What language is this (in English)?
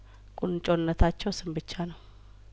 Amharic